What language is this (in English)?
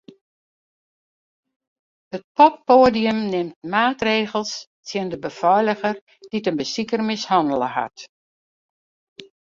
Western Frisian